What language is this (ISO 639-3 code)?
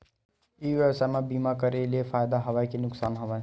hne